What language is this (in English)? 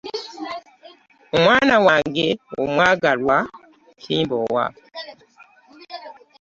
Ganda